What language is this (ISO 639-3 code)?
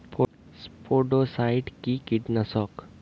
ben